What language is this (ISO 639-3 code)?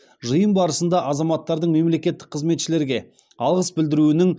kaz